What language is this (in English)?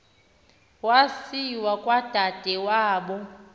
Xhosa